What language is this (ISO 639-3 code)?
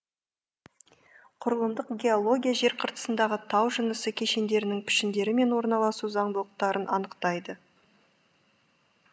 kaz